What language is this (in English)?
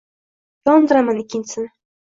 Uzbek